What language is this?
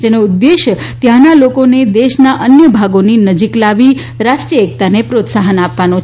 Gujarati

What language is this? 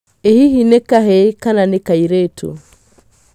Kikuyu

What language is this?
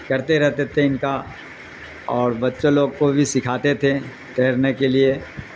Urdu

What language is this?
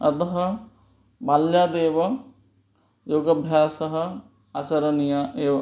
Sanskrit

